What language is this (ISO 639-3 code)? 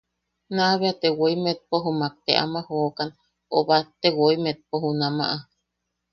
yaq